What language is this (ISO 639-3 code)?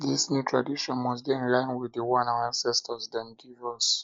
pcm